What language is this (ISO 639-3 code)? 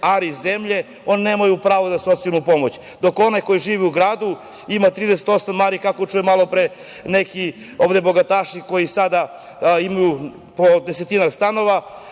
srp